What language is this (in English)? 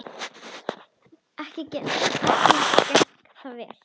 Icelandic